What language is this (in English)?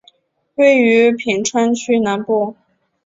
Chinese